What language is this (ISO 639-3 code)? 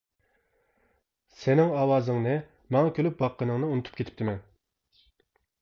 uig